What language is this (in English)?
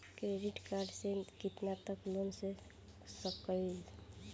Bhojpuri